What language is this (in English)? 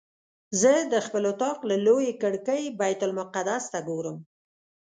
Pashto